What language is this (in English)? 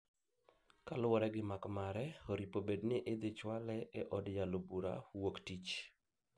Luo (Kenya and Tanzania)